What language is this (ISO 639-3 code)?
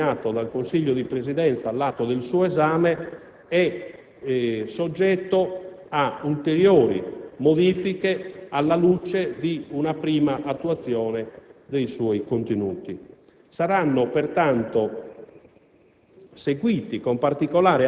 ita